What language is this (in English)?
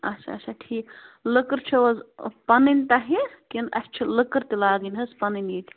Kashmiri